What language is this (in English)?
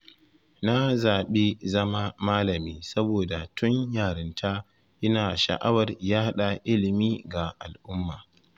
Hausa